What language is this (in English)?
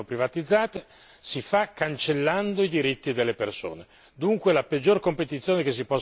Italian